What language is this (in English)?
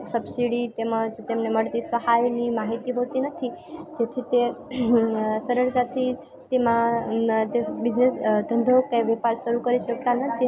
Gujarati